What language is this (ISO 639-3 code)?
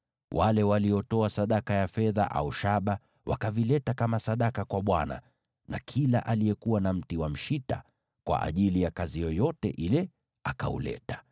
swa